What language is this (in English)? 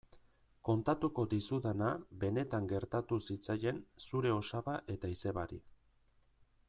Basque